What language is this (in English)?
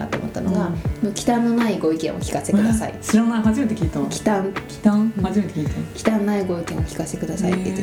Japanese